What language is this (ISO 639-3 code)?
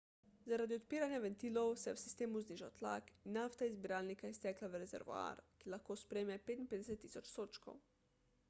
slv